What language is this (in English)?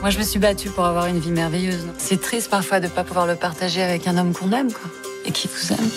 French